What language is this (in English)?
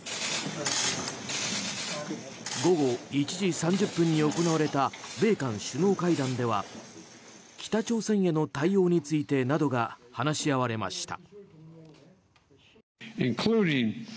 Japanese